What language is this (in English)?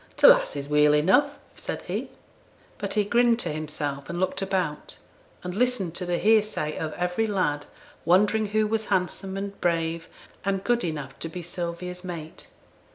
English